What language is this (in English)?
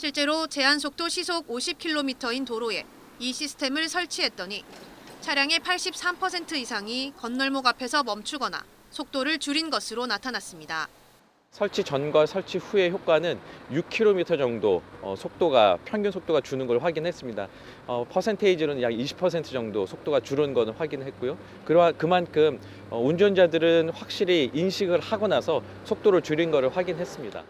Korean